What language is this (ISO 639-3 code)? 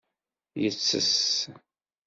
kab